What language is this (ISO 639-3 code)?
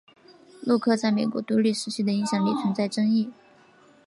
zho